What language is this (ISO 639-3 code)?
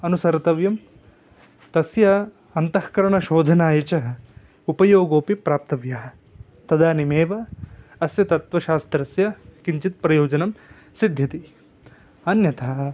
san